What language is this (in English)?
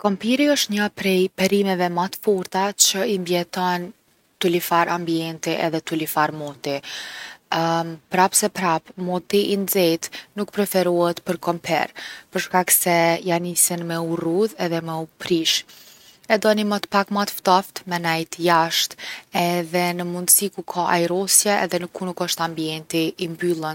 Gheg Albanian